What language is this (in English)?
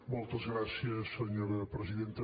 Catalan